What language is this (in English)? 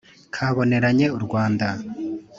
Kinyarwanda